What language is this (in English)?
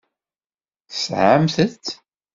Kabyle